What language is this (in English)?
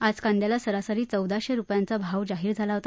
Marathi